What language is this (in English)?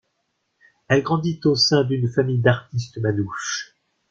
French